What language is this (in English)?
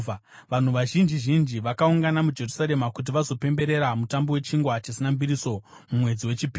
Shona